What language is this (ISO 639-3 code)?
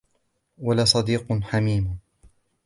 ara